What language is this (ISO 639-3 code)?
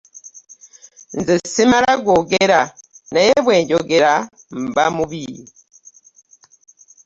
lug